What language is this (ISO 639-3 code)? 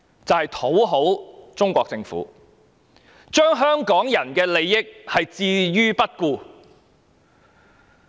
yue